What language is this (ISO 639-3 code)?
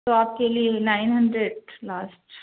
urd